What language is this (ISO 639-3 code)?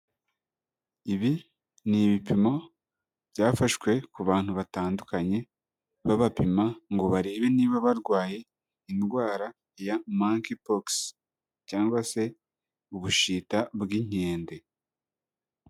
kin